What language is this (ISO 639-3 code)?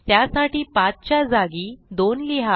mar